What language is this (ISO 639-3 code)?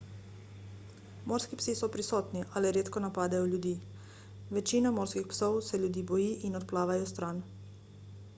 slv